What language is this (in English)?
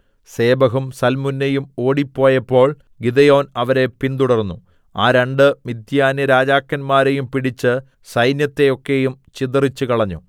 Malayalam